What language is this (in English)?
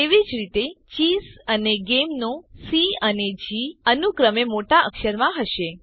Gujarati